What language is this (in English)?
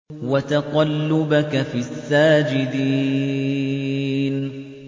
Arabic